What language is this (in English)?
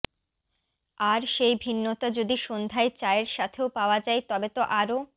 Bangla